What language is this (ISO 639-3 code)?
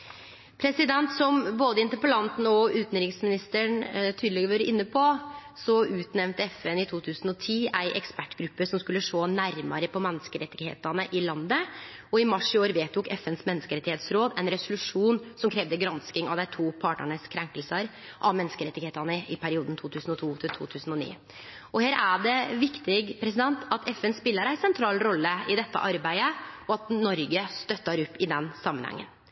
nno